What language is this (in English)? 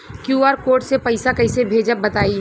Bhojpuri